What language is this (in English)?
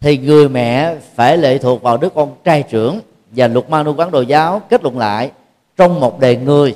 Vietnamese